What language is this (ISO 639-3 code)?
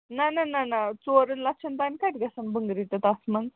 kas